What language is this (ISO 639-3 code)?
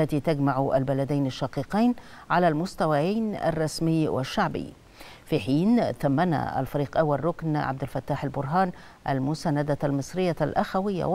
ara